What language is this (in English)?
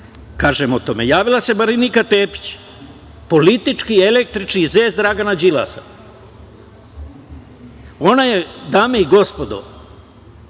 Serbian